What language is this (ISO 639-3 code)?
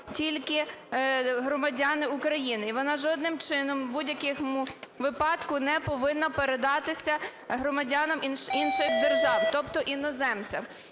ukr